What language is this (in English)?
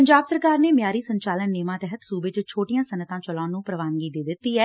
Punjabi